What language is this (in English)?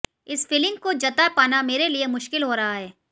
Hindi